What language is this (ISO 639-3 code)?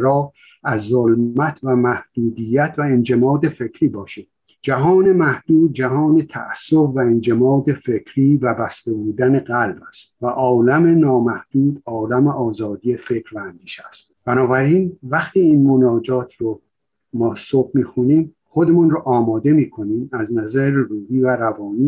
fas